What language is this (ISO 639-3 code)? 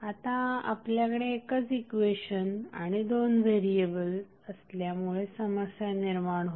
mar